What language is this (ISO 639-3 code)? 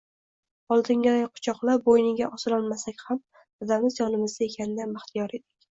uzb